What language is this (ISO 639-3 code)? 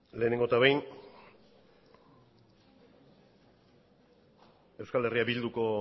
eus